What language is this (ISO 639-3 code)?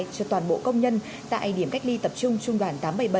vie